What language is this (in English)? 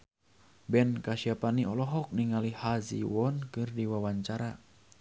Sundanese